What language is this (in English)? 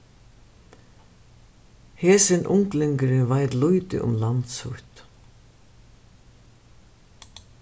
Faroese